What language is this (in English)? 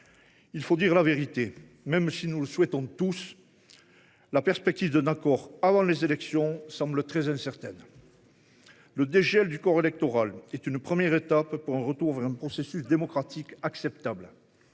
French